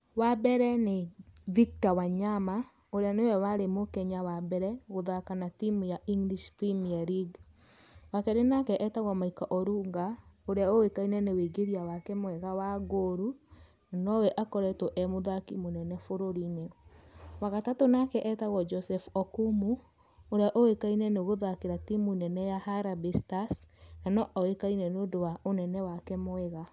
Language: Kikuyu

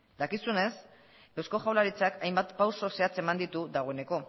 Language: Basque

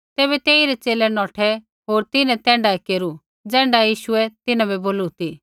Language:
Kullu Pahari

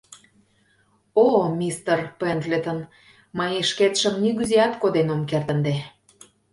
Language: Mari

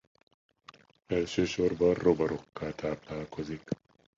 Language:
Hungarian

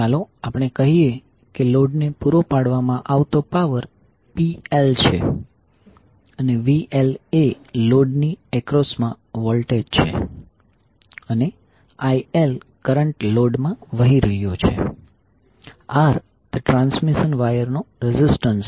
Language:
Gujarati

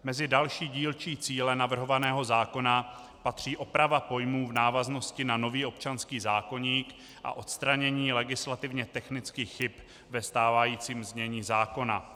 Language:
Czech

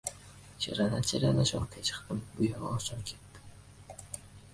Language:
Uzbek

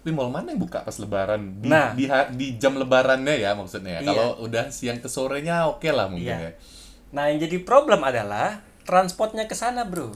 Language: Indonesian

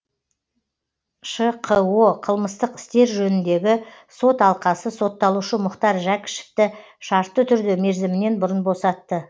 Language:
Kazakh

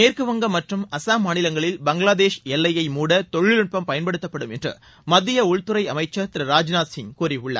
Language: Tamil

